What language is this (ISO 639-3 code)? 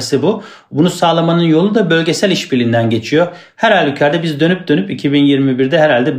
tur